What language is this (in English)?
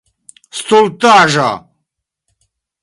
Esperanto